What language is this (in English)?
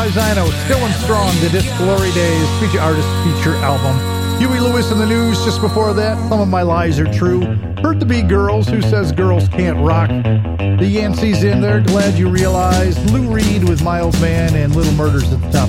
English